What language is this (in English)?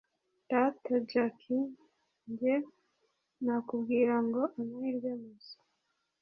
Kinyarwanda